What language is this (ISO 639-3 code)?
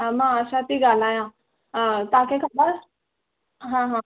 snd